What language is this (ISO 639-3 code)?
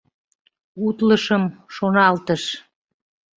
chm